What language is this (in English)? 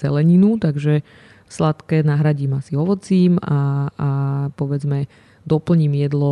Slovak